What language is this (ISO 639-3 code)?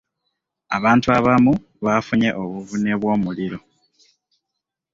lug